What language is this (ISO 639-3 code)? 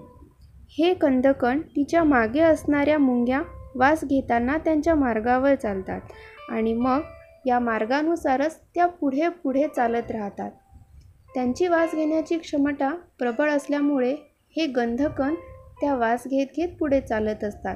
mar